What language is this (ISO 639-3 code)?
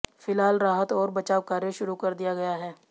hin